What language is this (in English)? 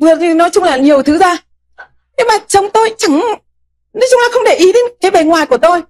Vietnamese